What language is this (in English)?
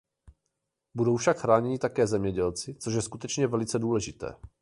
Czech